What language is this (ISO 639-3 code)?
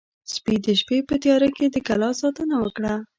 pus